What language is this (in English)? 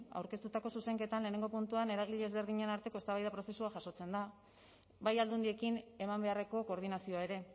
Basque